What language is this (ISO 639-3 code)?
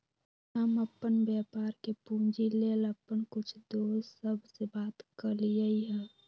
mag